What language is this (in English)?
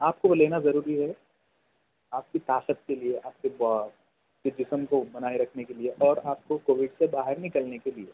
Urdu